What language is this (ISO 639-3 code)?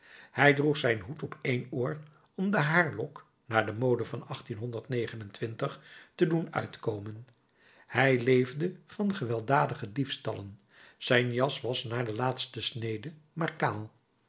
nld